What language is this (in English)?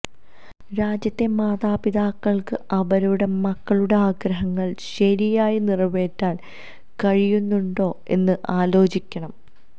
Malayalam